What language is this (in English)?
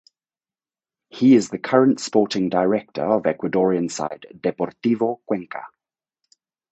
English